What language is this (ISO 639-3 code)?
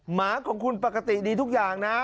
tha